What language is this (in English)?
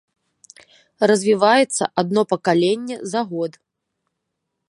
Belarusian